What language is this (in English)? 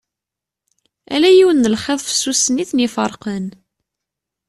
Kabyle